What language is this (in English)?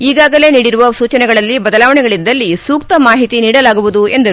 Kannada